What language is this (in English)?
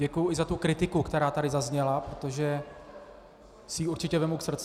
Czech